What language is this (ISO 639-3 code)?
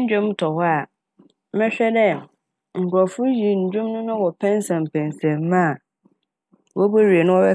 aka